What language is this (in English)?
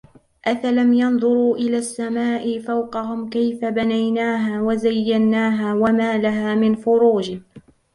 Arabic